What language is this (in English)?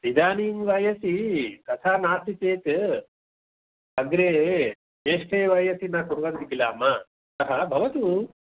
Sanskrit